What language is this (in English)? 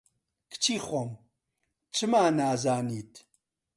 Central Kurdish